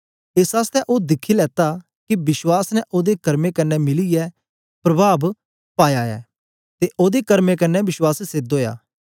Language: Dogri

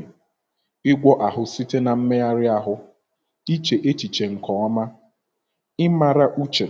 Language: Igbo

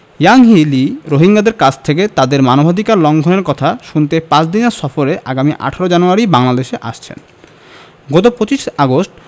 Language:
Bangla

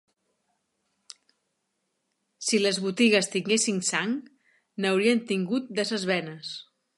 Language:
Catalan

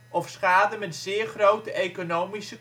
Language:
Dutch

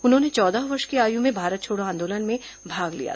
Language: Hindi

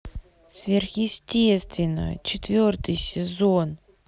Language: Russian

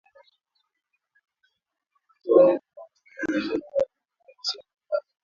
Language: Swahili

